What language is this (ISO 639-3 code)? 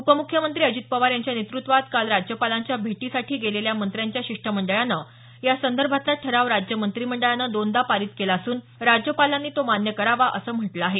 mar